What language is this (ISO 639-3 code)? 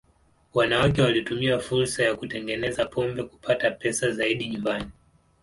swa